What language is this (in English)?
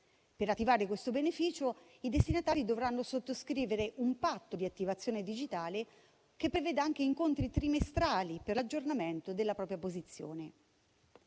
Italian